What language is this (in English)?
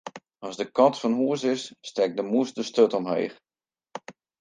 Western Frisian